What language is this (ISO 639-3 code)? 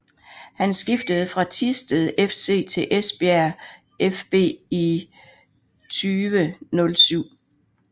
dan